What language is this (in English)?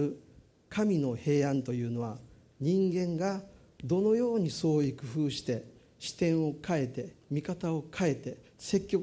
Japanese